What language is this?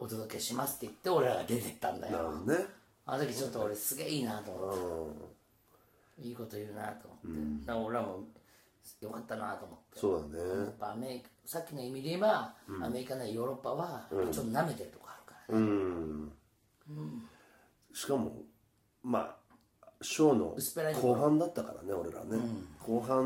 Japanese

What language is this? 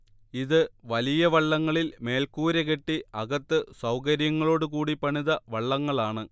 Malayalam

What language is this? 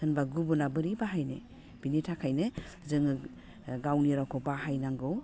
Bodo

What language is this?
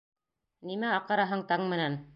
Bashkir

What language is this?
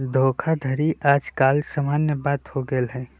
Magahi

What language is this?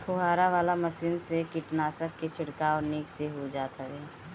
Bhojpuri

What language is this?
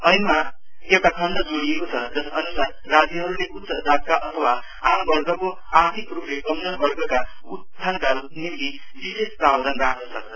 Nepali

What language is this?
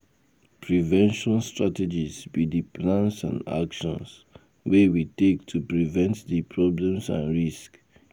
Nigerian Pidgin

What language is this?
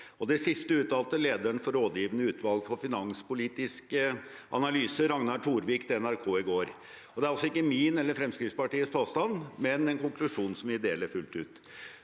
Norwegian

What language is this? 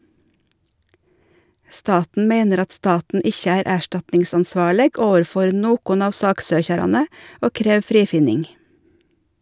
Norwegian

